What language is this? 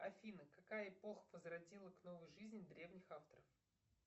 Russian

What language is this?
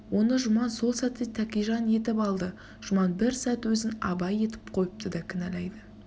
Kazakh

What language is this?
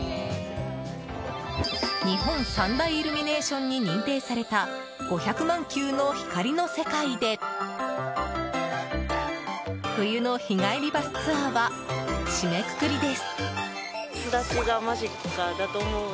Japanese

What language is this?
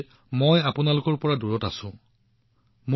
Assamese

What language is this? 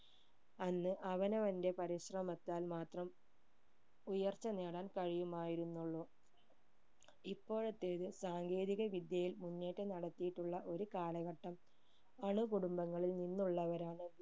Malayalam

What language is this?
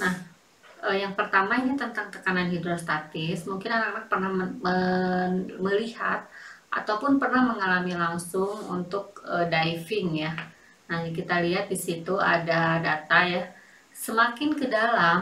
Indonesian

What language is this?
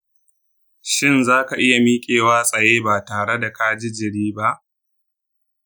Hausa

